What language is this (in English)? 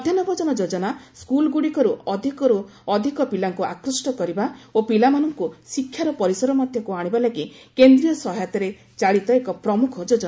Odia